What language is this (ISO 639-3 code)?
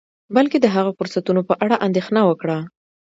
pus